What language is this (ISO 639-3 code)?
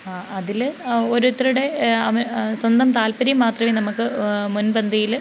mal